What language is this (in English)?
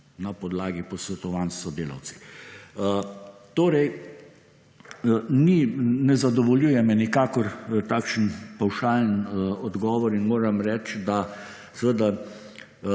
Slovenian